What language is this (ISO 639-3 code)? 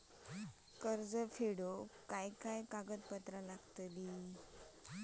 mar